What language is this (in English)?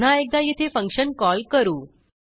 Marathi